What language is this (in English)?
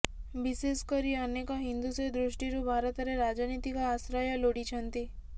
Odia